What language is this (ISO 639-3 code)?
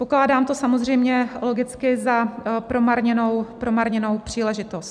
ces